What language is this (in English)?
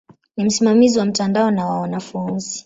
Swahili